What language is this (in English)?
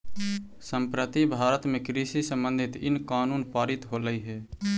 Magahi